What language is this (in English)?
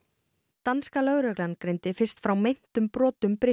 Icelandic